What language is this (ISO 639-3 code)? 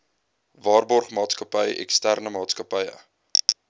afr